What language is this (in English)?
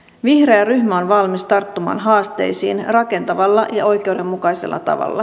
Finnish